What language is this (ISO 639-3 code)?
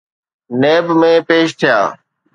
snd